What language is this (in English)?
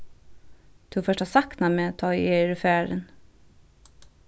Faroese